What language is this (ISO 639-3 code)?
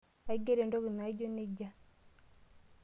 mas